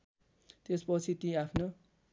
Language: Nepali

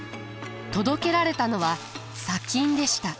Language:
Japanese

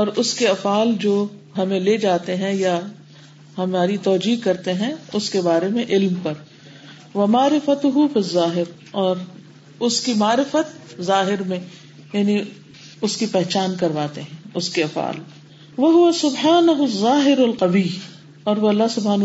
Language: Urdu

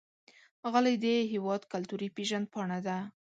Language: Pashto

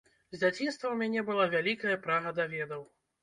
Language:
Belarusian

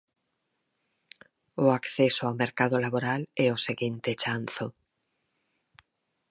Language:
Galician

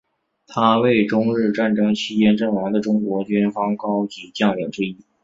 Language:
Chinese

